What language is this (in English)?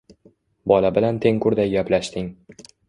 Uzbek